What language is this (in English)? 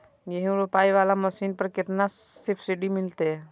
Maithili